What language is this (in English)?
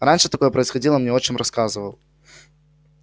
Russian